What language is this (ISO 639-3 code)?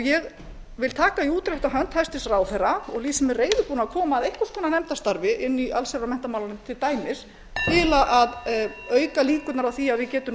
isl